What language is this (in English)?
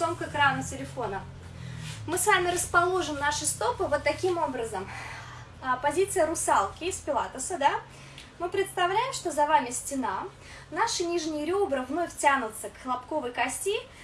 Russian